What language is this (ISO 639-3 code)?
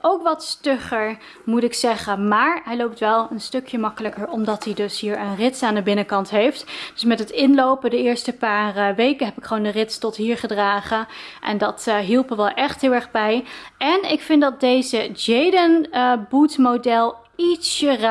nld